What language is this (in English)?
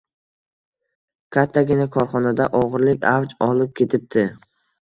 Uzbek